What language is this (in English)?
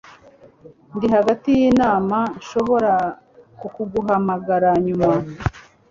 Kinyarwanda